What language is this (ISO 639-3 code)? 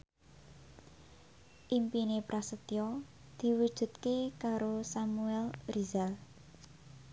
jav